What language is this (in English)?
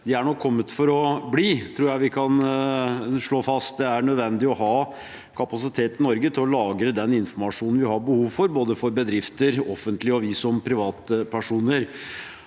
Norwegian